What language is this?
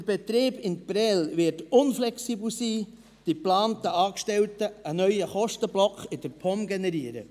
Swiss German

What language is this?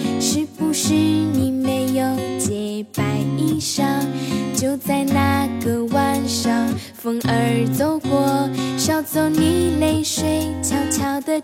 Chinese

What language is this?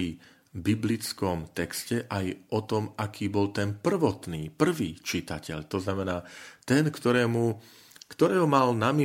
Slovak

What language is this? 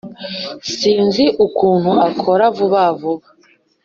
Kinyarwanda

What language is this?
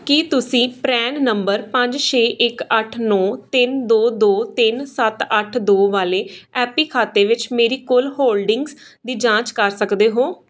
Punjabi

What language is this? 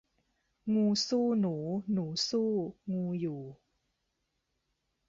Thai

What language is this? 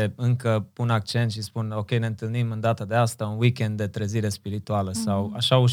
Romanian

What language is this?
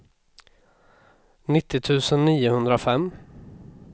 Swedish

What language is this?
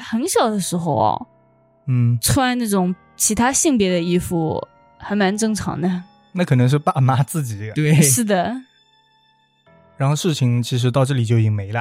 Chinese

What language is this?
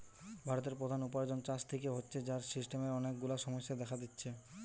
Bangla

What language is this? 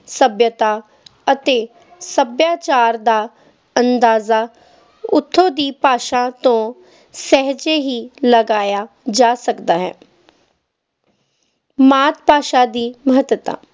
Punjabi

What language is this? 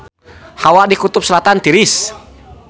Sundanese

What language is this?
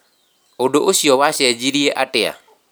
Kikuyu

